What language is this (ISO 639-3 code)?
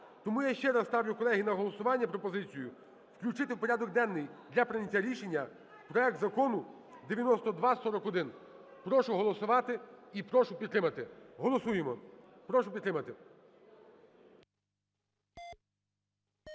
ukr